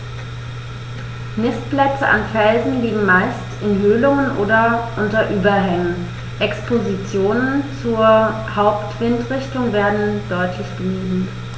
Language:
German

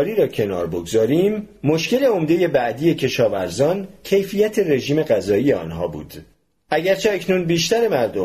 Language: Persian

